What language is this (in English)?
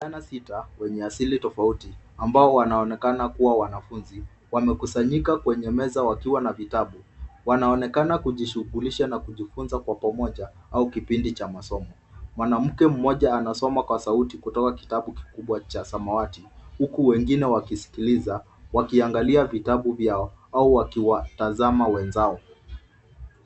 Swahili